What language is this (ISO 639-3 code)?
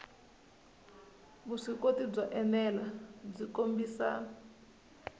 tso